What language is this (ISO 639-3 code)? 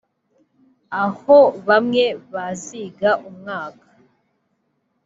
kin